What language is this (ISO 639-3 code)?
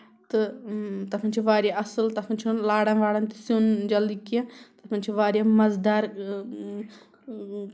kas